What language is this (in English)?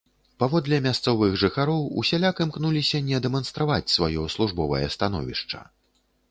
Belarusian